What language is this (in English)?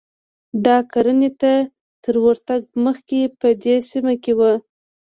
Pashto